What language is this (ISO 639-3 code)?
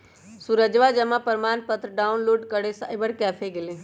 mag